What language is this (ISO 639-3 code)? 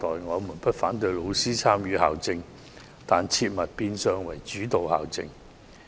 yue